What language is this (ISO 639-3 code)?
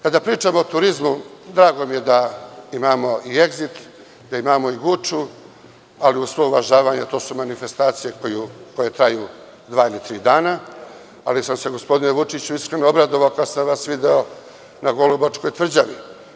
srp